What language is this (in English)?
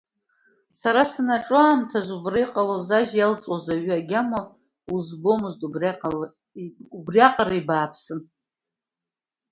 Abkhazian